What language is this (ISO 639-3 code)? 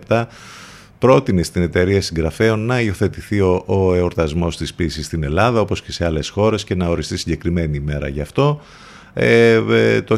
ell